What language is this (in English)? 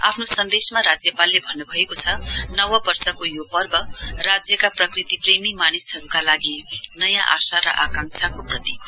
Nepali